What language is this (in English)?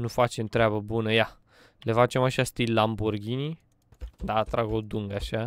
Romanian